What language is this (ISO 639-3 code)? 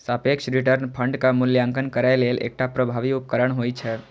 mai